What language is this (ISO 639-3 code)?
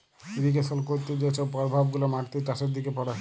ben